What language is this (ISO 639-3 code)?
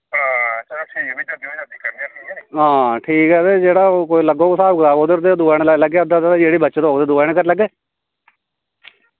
doi